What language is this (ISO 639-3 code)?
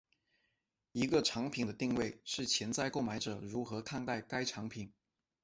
zho